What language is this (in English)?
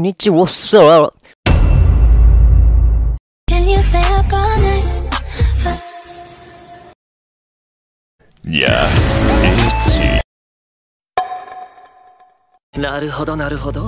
Japanese